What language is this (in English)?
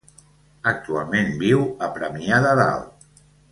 Catalan